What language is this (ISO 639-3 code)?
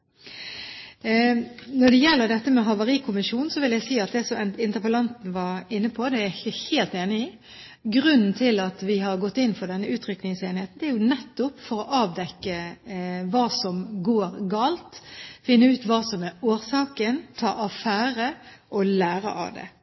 nob